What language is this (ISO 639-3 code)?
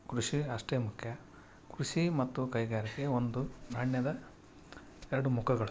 kan